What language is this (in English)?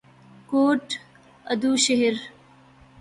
Urdu